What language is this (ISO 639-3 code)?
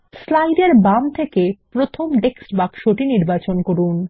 ben